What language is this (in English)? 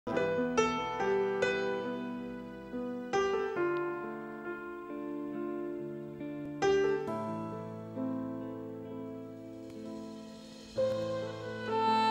Indonesian